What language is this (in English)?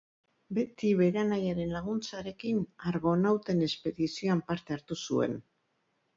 Basque